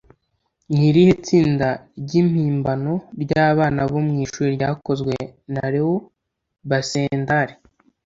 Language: Kinyarwanda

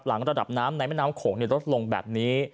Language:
Thai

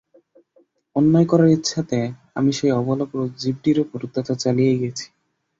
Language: Bangla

